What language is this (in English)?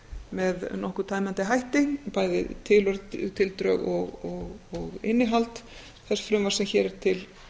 Icelandic